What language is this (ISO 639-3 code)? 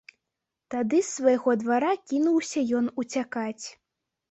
bel